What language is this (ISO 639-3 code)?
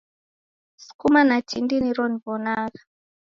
dav